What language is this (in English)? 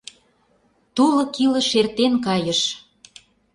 Mari